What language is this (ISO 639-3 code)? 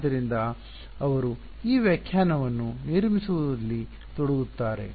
kan